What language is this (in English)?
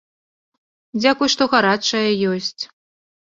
Belarusian